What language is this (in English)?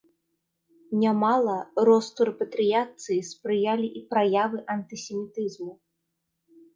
Belarusian